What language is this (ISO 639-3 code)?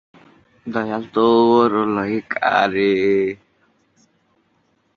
ben